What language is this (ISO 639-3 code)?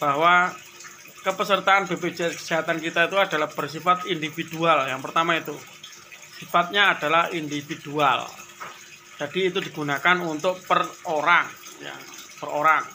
ind